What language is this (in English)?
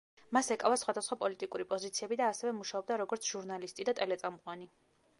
Georgian